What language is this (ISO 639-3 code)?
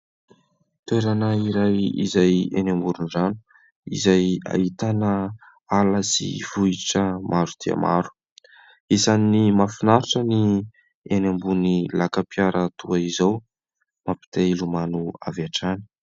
mlg